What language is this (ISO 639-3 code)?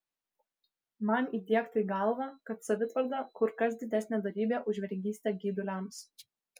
lit